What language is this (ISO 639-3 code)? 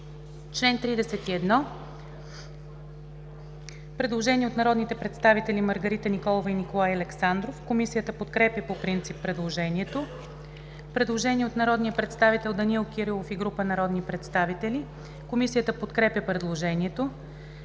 bul